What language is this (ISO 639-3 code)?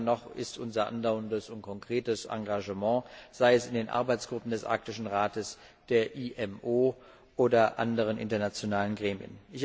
deu